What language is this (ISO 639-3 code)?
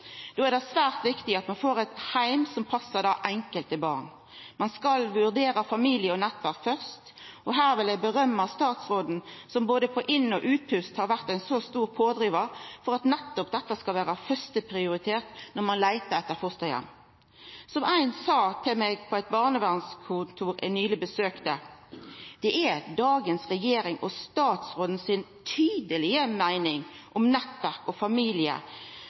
nno